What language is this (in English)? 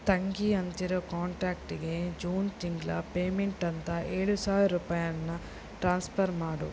Kannada